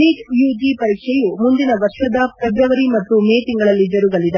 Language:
Kannada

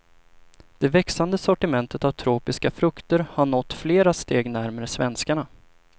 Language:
Swedish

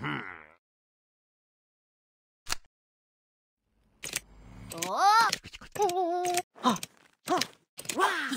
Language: English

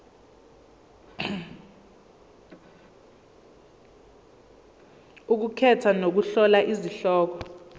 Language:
Zulu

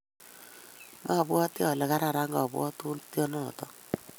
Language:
Kalenjin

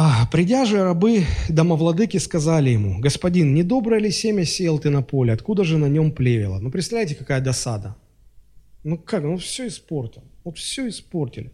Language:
Russian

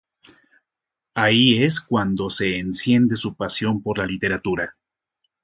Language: Spanish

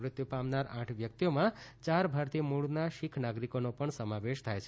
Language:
Gujarati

